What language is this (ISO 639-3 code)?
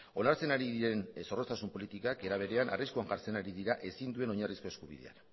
eus